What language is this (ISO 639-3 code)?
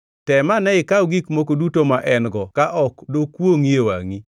luo